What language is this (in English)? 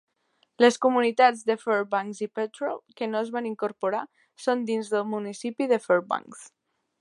Catalan